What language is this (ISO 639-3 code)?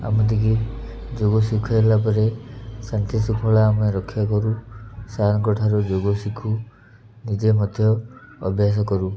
ori